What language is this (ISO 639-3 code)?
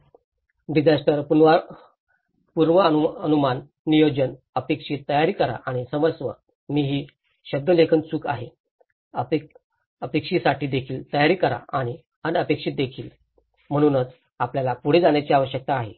mar